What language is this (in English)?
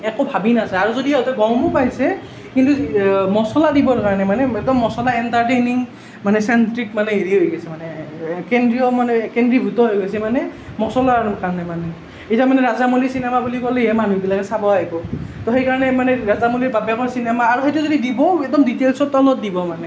Assamese